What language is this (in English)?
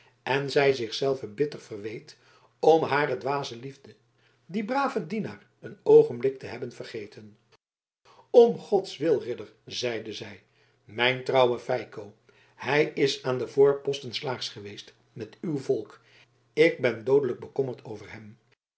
Dutch